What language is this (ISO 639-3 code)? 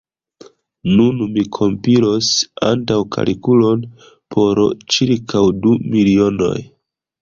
epo